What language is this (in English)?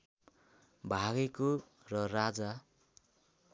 Nepali